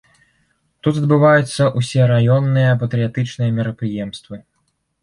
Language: Belarusian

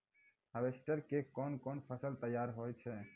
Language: Maithili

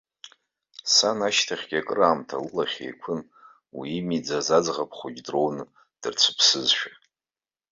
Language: Abkhazian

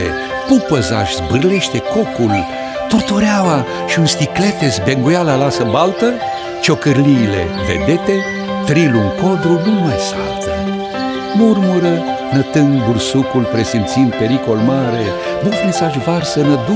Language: Romanian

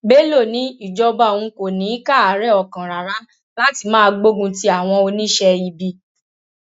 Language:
Yoruba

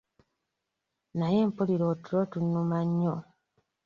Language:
Ganda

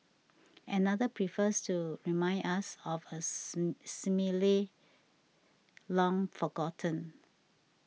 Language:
English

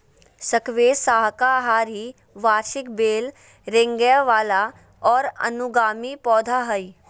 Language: Magahi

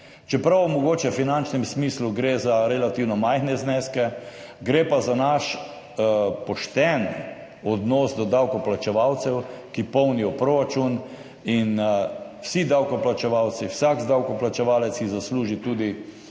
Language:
Slovenian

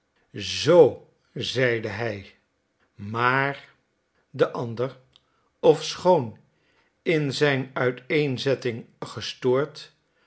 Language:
Dutch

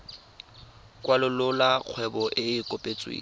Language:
Tswana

